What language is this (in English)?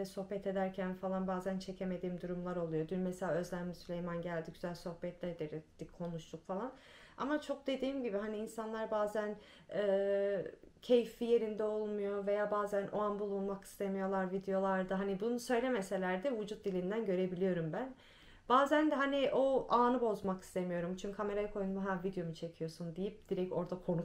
Turkish